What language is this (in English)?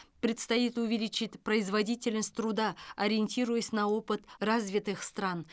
Kazakh